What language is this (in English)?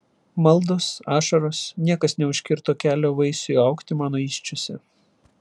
Lithuanian